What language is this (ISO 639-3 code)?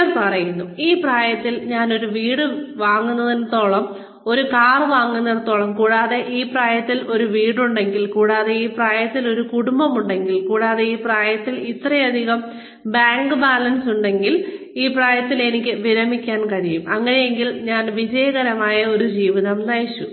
mal